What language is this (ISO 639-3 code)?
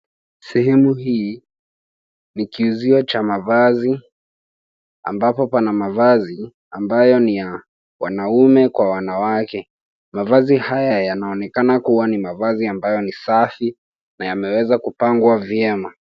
swa